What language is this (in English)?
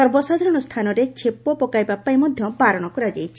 Odia